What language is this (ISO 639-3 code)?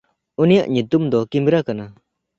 sat